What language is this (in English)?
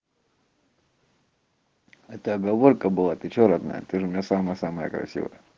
Russian